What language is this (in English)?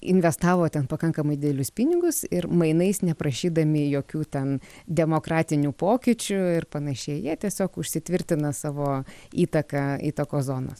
Lithuanian